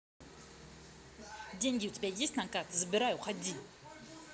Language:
Russian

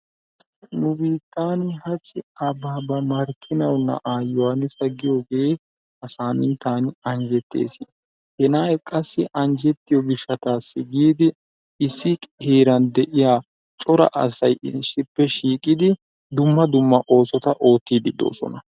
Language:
Wolaytta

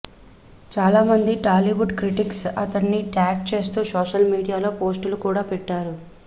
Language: Telugu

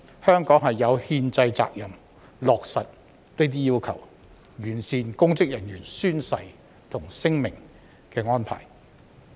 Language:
Cantonese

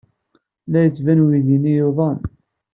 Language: Kabyle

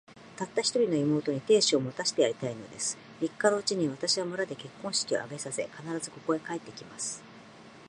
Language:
Japanese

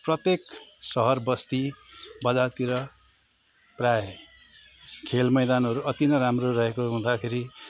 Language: Nepali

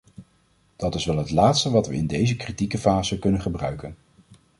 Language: Dutch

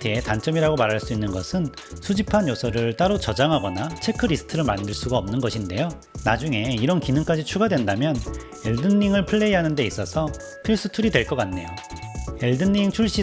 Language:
Korean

